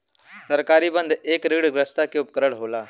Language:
Bhojpuri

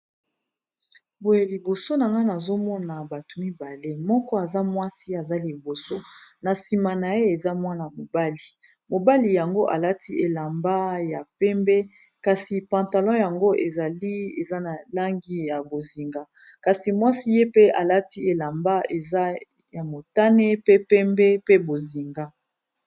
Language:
Lingala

